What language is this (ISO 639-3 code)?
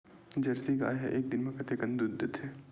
hne